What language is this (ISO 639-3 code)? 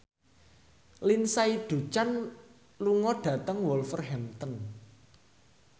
jav